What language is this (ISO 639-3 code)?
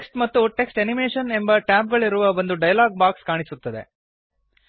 kan